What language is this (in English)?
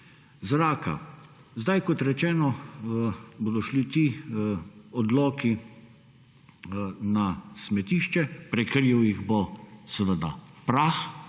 Slovenian